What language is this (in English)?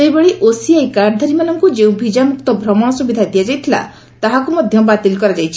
Odia